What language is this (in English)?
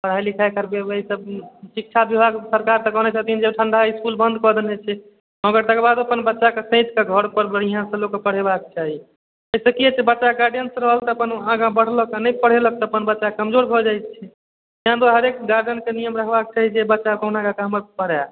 Maithili